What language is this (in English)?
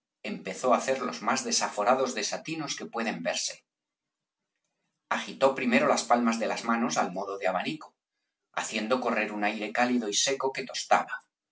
Spanish